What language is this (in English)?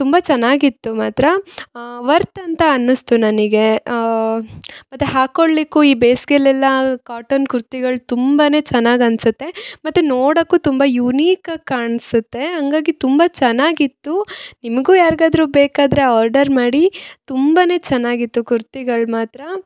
Kannada